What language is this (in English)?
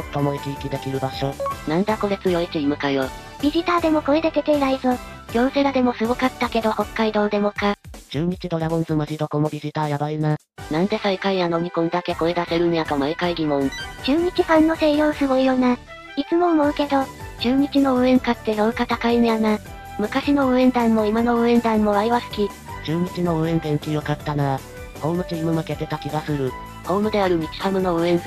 Japanese